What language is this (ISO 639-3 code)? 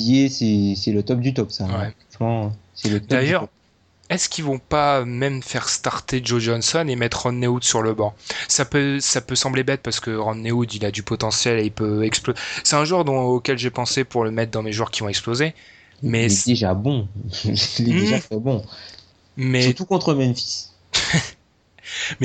fra